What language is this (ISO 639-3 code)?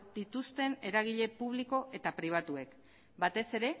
eus